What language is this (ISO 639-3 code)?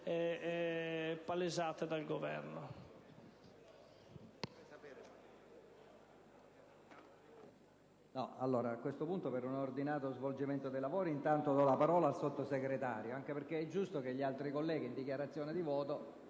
ita